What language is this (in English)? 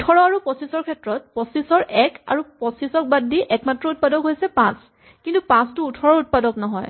Assamese